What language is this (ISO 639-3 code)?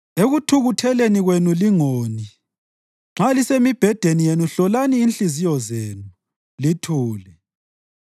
nde